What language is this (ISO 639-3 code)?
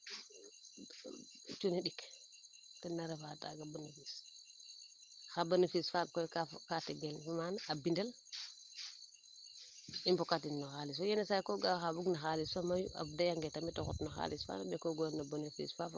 srr